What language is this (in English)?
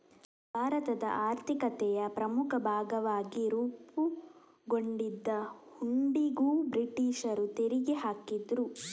Kannada